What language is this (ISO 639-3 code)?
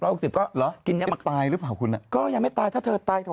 tha